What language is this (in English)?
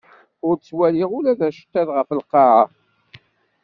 Kabyle